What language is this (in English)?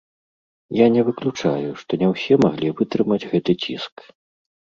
Belarusian